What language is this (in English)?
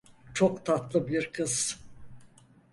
Turkish